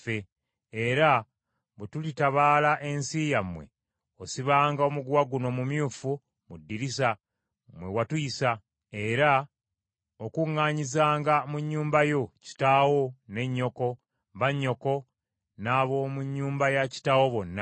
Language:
Ganda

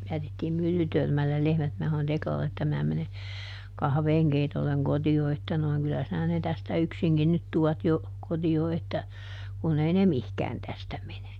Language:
Finnish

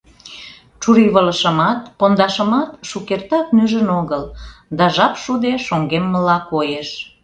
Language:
Mari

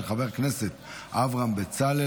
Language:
Hebrew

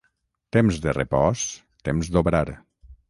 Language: Catalan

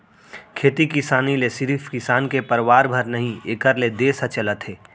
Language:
Chhattisgarhi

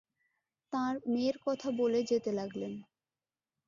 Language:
Bangla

